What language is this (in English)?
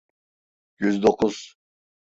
Turkish